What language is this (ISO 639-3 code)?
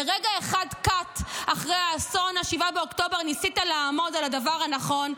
heb